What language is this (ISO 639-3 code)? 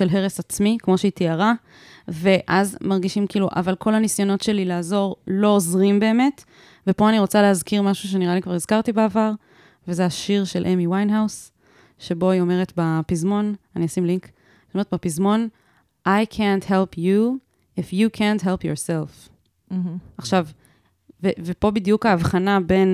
heb